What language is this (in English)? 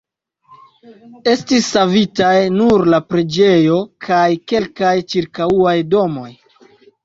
Esperanto